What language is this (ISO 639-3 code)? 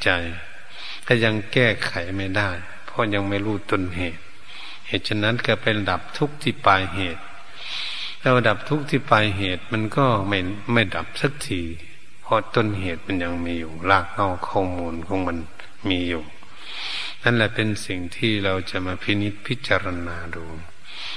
tha